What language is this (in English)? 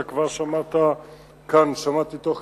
Hebrew